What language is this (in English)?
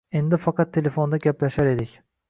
Uzbek